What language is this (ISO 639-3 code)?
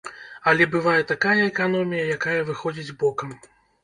bel